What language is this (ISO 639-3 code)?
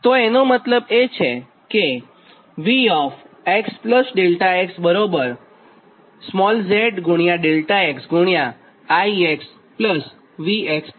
guj